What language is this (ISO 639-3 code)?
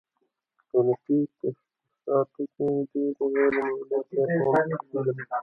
pus